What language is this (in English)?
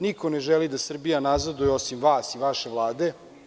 Serbian